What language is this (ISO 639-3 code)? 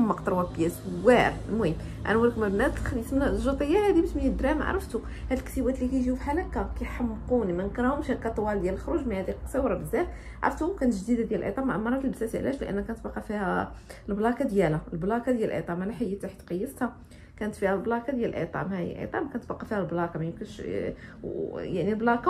ara